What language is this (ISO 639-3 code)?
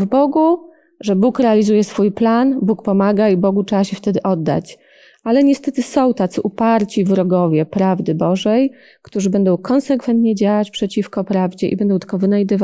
pol